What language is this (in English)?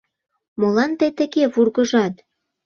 Mari